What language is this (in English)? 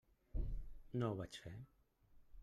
Catalan